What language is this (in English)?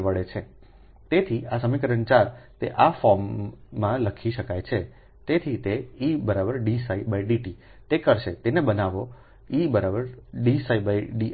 Gujarati